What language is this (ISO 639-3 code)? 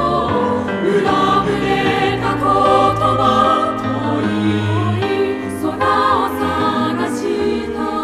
kor